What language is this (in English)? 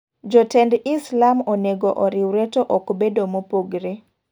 Luo (Kenya and Tanzania)